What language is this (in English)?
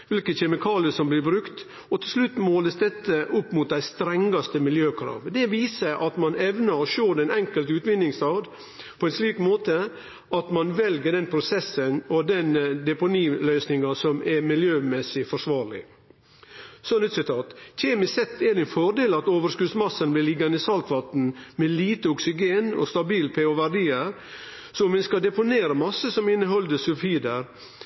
Norwegian Nynorsk